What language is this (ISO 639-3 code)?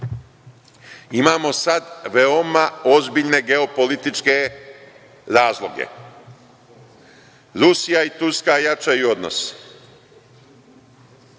srp